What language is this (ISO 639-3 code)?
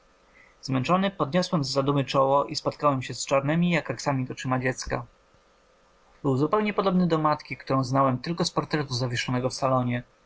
pol